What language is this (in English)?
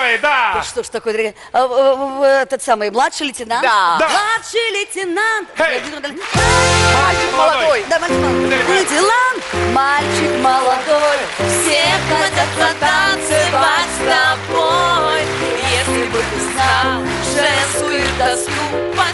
Russian